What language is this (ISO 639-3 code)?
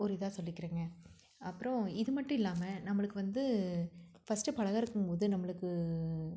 tam